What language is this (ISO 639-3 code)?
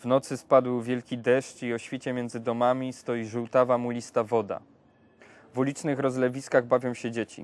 pol